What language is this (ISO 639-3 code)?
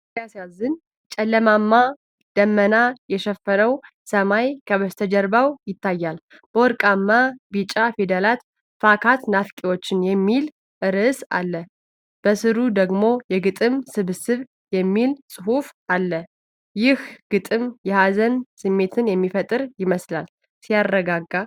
amh